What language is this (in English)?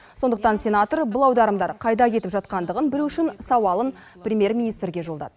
Kazakh